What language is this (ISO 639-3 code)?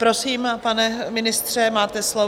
ces